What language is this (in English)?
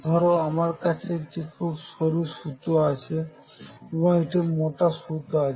Bangla